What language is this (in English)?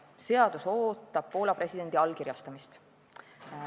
Estonian